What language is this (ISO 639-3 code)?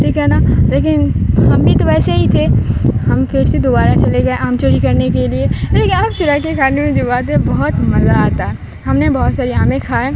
urd